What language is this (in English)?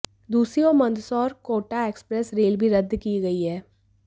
Hindi